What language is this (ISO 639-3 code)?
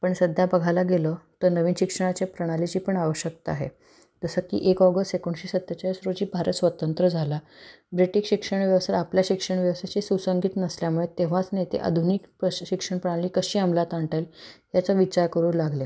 mar